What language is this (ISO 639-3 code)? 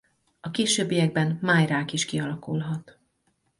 hun